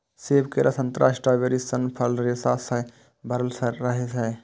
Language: Maithili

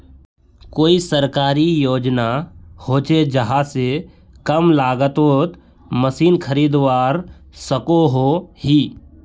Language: Magahi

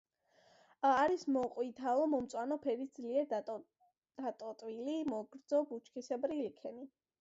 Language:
Georgian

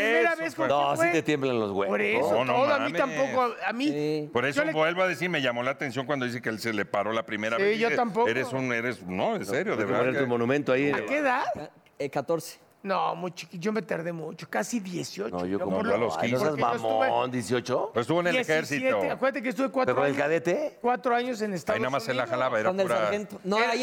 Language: Spanish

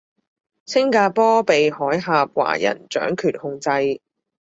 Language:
Cantonese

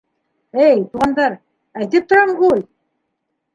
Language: Bashkir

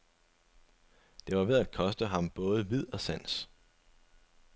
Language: Danish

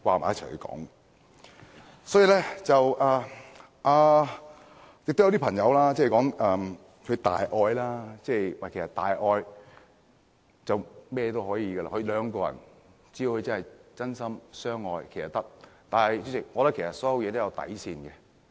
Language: Cantonese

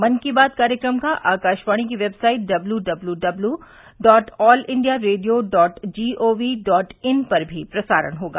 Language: Hindi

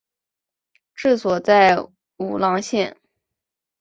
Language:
Chinese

